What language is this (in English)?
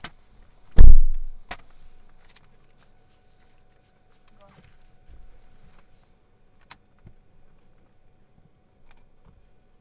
Chinese